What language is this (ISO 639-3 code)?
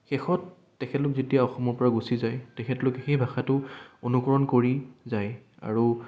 asm